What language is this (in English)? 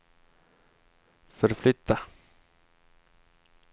Swedish